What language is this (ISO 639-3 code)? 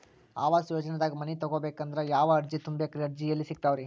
kan